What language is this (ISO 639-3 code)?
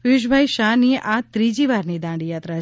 guj